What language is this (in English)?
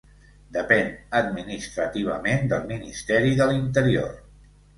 Catalan